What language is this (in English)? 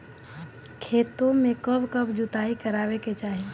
Bhojpuri